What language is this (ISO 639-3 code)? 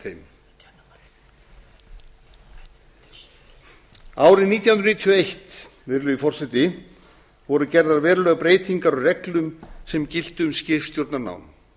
isl